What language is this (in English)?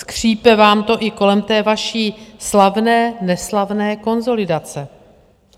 Czech